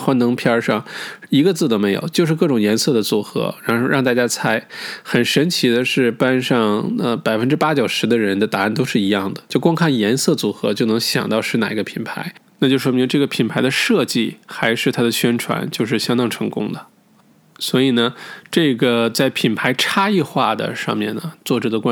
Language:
Chinese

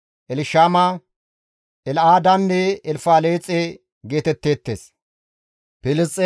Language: Gamo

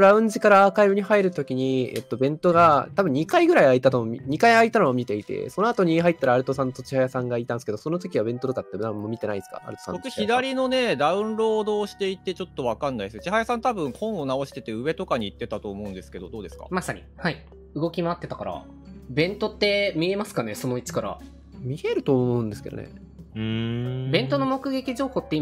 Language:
Japanese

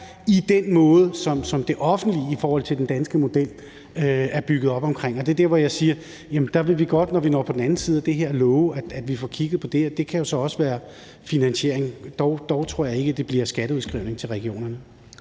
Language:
Danish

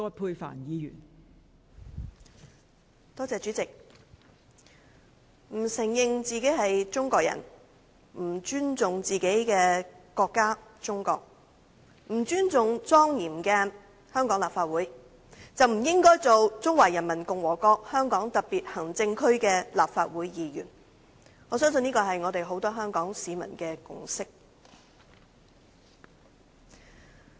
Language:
Cantonese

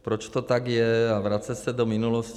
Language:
Czech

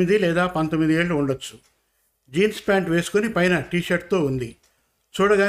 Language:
Telugu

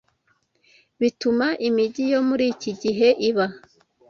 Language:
Kinyarwanda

